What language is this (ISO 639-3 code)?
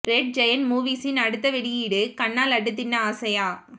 tam